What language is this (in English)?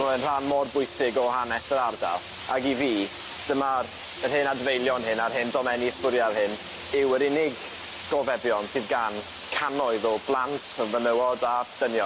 Welsh